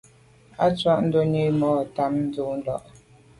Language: Medumba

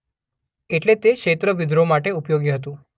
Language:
Gujarati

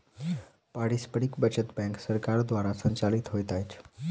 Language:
Maithili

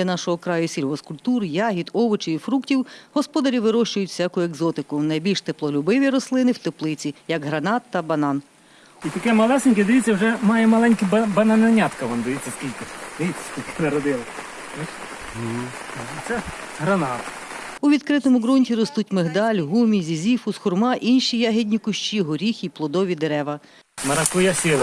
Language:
Ukrainian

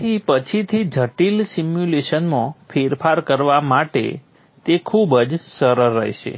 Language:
Gujarati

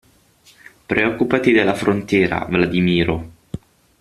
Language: Italian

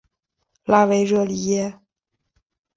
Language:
Chinese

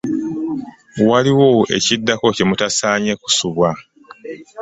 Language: Ganda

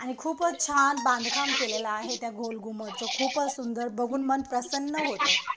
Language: Marathi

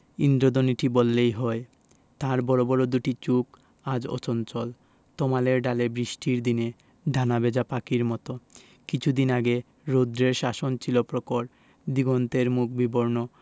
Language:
Bangla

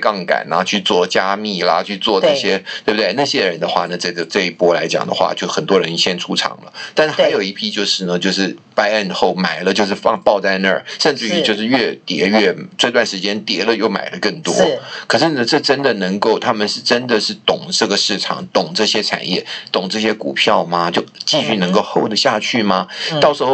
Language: Chinese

